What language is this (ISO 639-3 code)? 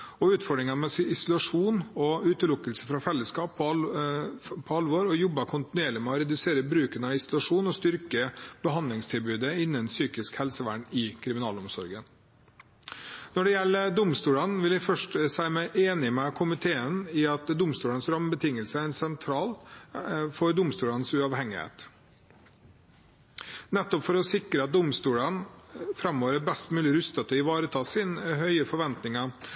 nob